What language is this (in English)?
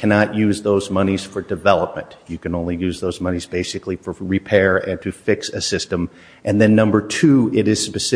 English